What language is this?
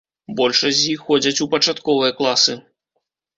Belarusian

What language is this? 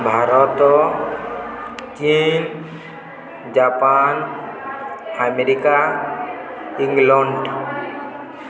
Odia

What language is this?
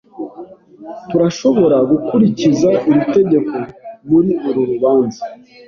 Kinyarwanda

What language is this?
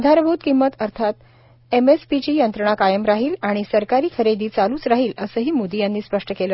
Marathi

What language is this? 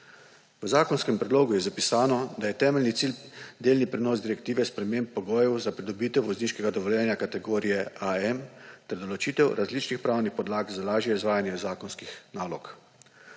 Slovenian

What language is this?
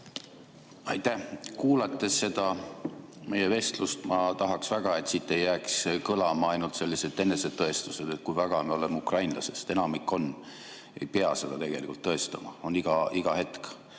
Estonian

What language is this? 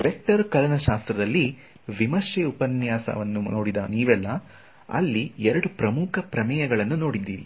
Kannada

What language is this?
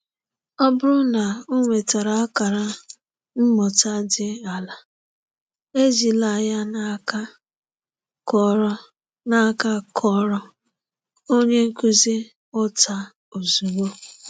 Igbo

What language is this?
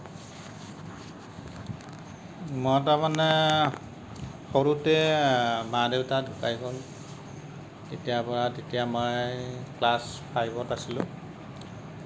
Assamese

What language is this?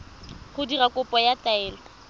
Tswana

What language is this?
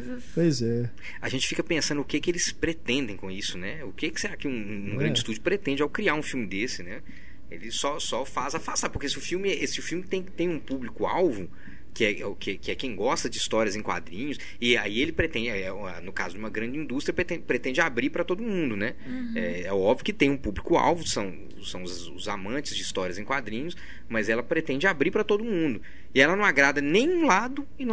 Portuguese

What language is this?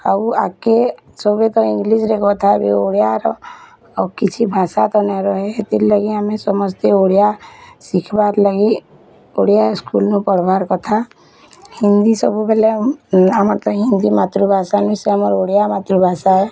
Odia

